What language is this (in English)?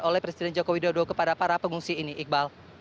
Indonesian